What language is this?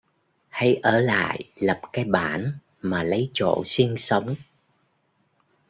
Vietnamese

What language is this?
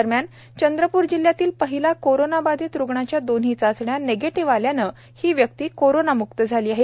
Marathi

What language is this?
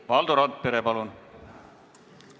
Estonian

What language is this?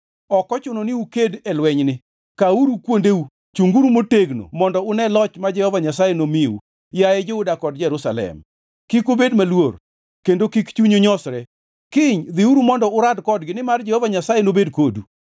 Luo (Kenya and Tanzania)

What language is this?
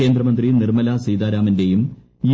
Malayalam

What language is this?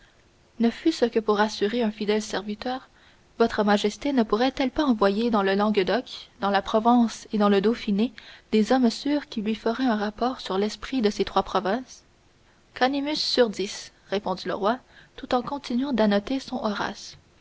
French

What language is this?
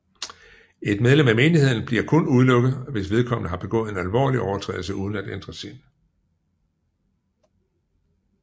Danish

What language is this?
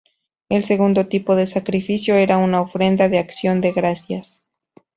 Spanish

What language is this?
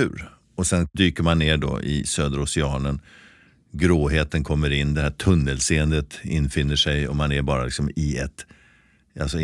Swedish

